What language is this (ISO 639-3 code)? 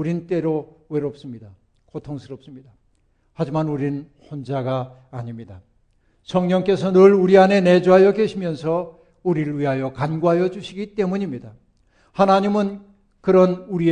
kor